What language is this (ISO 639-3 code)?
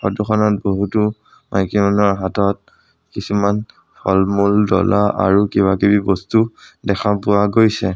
asm